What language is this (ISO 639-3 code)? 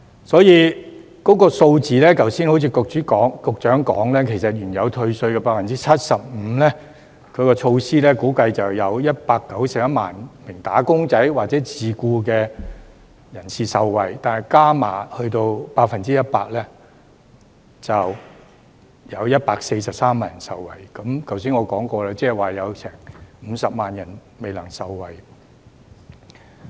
yue